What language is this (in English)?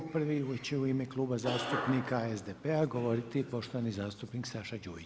Croatian